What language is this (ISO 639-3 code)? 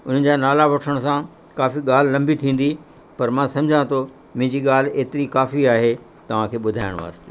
snd